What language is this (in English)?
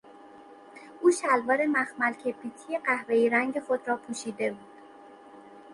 Persian